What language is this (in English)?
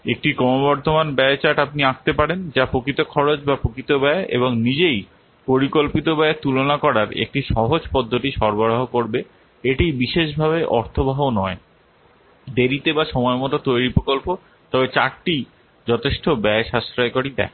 Bangla